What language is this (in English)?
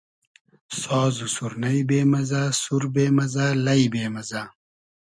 Hazaragi